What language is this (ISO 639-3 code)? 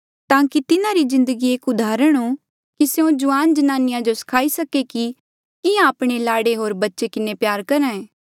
mjl